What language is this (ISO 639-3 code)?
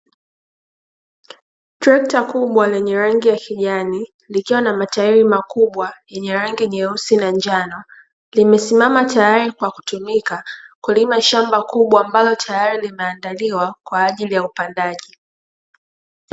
swa